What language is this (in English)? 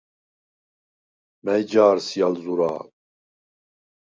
Svan